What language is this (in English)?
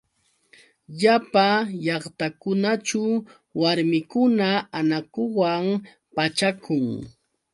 Yauyos Quechua